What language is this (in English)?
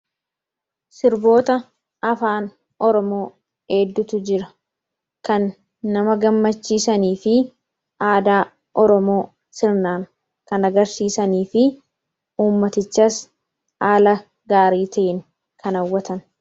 Oromo